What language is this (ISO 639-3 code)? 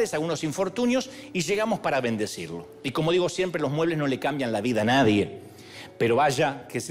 spa